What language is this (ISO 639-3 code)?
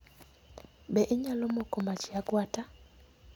luo